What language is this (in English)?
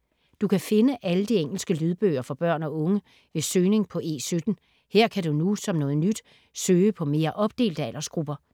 Danish